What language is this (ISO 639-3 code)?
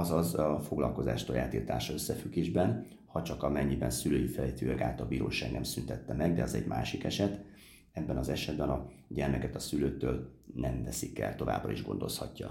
hun